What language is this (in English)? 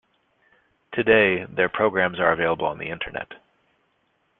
English